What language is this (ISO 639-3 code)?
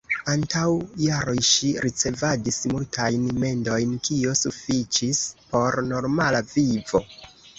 epo